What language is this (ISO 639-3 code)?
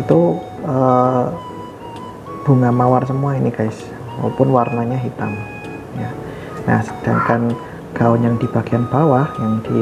ind